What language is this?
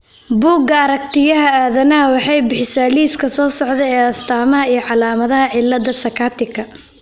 Somali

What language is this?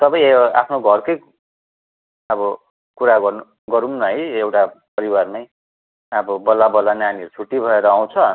Nepali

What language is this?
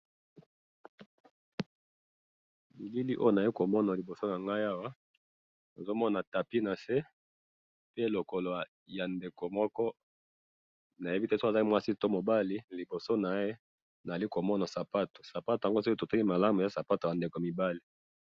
Lingala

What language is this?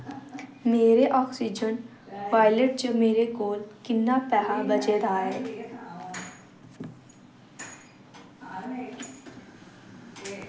Dogri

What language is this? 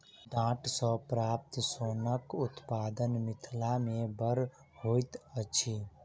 Maithili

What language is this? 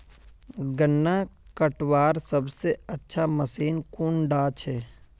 Magahi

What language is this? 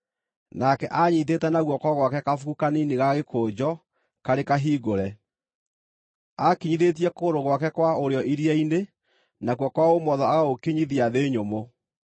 Kikuyu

